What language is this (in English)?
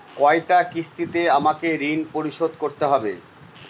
Bangla